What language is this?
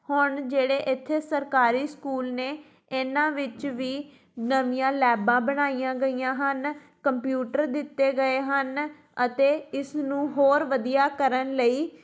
Punjabi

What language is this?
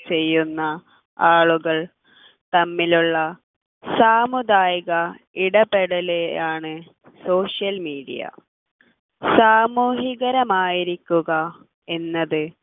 Malayalam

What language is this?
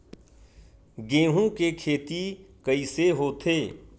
Chhattisgarhi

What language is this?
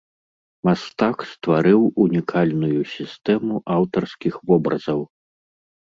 Belarusian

